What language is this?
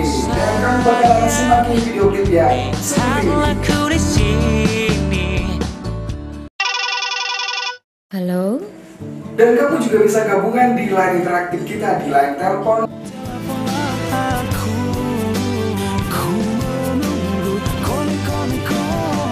Greek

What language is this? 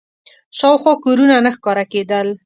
Pashto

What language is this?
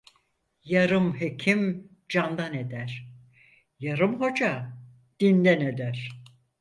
Turkish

